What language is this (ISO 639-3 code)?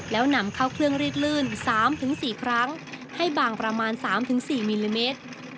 tha